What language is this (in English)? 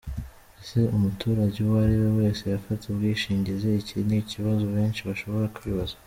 Kinyarwanda